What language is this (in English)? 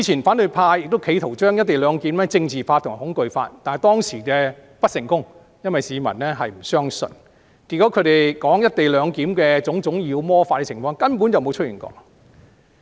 Cantonese